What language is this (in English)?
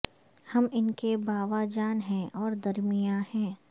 Urdu